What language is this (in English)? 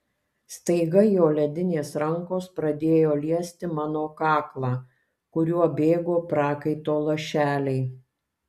Lithuanian